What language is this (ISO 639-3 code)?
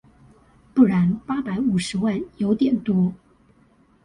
zho